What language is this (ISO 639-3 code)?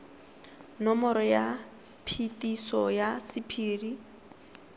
tsn